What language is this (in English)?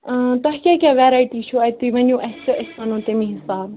Kashmiri